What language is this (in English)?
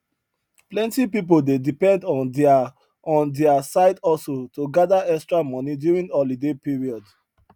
Nigerian Pidgin